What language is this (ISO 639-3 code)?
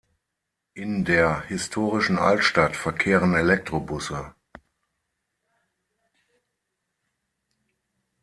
deu